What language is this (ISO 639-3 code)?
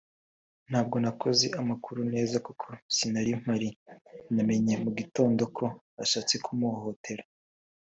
kin